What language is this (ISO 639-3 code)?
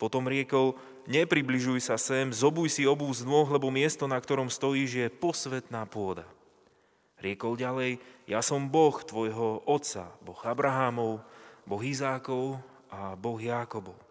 slk